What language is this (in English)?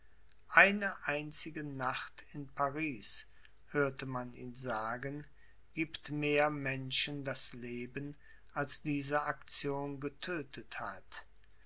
German